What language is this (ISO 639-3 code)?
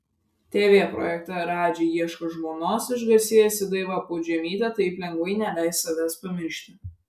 lit